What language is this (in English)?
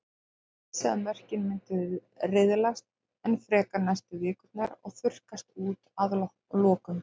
Icelandic